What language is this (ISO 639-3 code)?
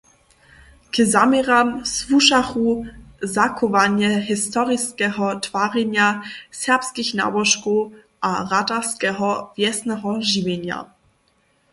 hsb